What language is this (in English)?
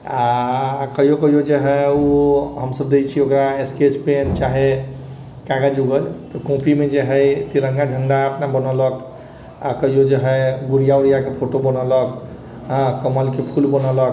Maithili